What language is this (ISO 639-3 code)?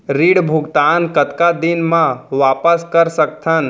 hne